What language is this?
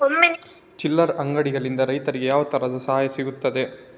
Kannada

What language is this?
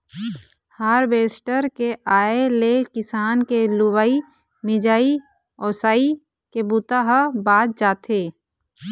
Chhattisgarhi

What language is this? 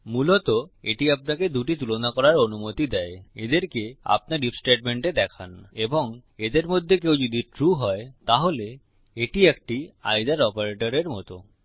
Bangla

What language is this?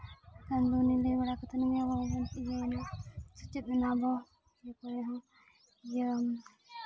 Santali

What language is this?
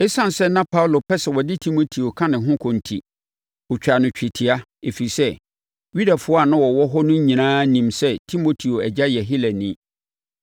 Akan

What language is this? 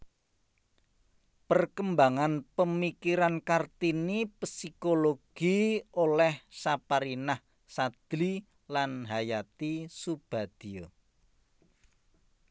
Javanese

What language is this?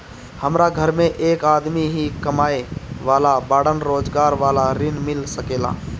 Bhojpuri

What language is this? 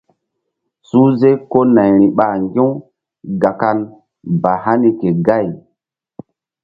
Mbum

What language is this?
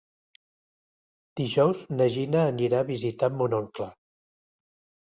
Catalan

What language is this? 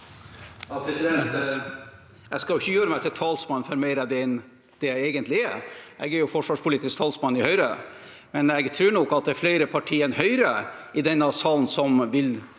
Norwegian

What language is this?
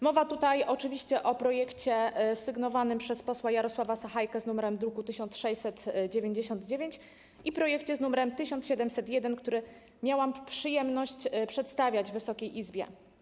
Polish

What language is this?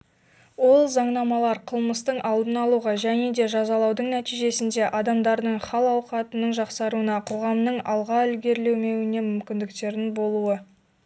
Kazakh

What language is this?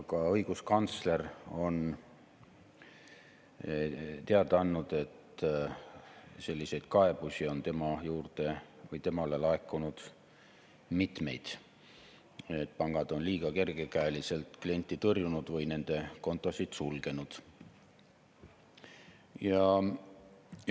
Estonian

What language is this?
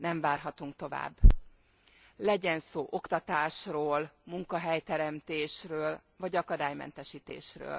Hungarian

